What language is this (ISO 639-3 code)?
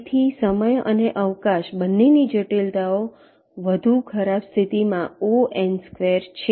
guj